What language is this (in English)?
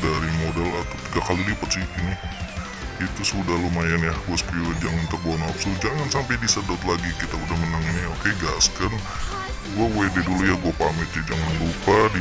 Indonesian